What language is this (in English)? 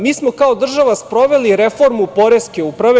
Serbian